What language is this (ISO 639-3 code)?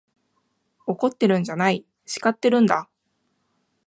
jpn